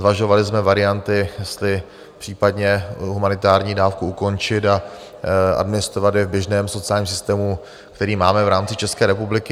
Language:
Czech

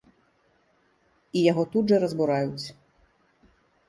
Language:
Belarusian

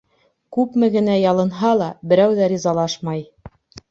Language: Bashkir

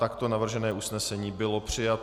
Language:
Czech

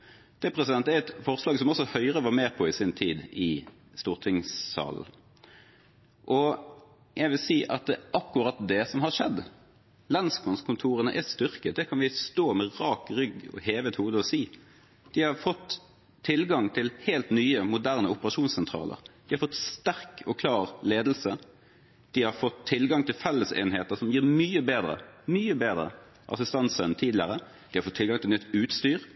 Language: Norwegian Bokmål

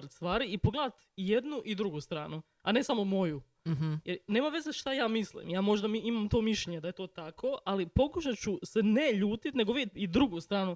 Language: Croatian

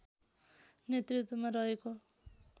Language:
Nepali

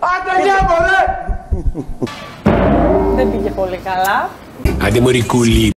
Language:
Greek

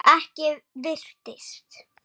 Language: Icelandic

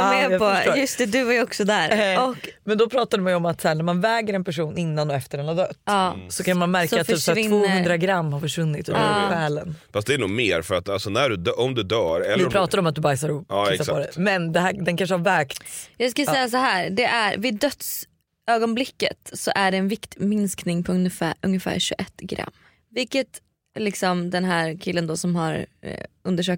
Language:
Swedish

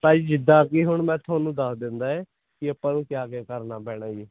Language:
Punjabi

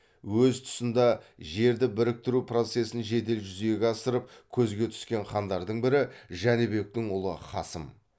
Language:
Kazakh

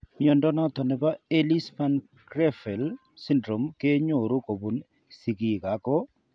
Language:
Kalenjin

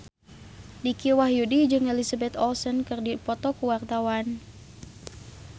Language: Sundanese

